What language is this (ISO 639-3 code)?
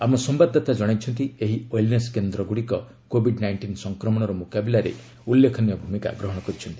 ori